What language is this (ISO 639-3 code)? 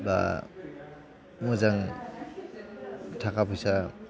brx